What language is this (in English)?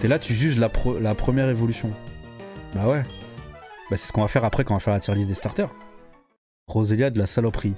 French